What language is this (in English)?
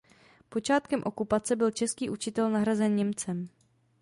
Czech